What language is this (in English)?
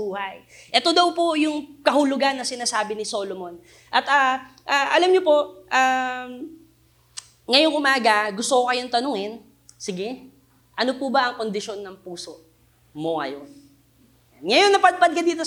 Filipino